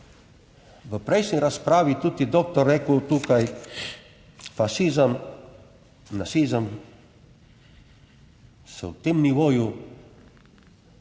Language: Slovenian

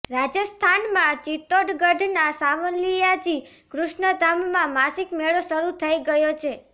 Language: Gujarati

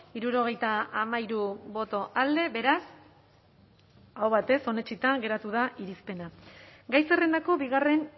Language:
Basque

